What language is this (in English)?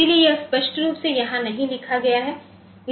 Hindi